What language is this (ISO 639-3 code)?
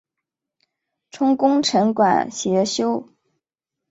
zho